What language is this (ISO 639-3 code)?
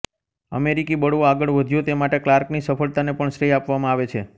guj